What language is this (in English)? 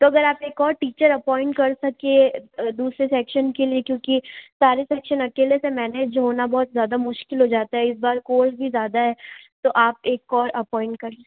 Hindi